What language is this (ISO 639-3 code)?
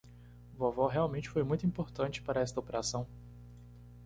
por